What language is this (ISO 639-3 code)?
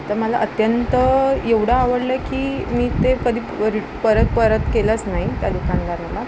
mar